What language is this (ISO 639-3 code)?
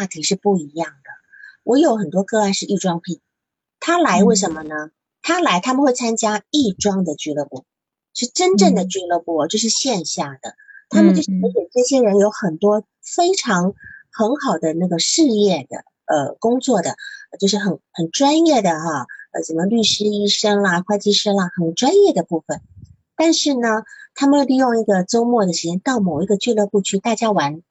zho